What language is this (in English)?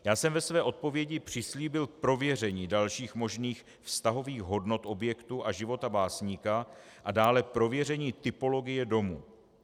Czech